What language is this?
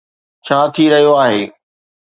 Sindhi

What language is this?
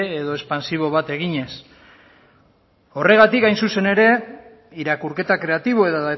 Basque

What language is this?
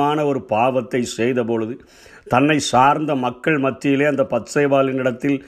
Tamil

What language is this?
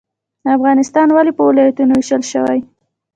Pashto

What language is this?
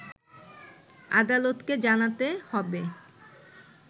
Bangla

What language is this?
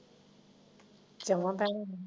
Punjabi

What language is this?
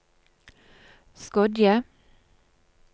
Norwegian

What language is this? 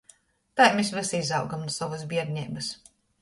Latgalian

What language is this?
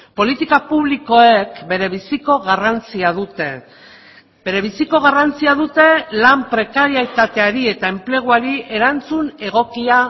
Basque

